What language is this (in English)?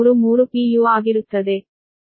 Kannada